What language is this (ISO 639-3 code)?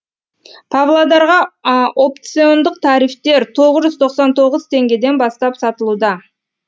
kaz